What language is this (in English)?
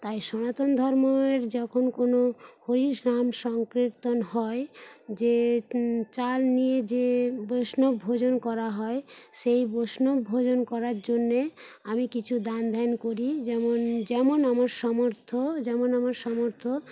Bangla